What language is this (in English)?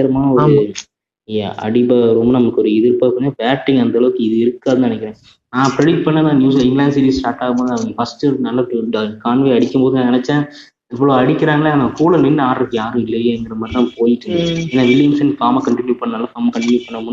Tamil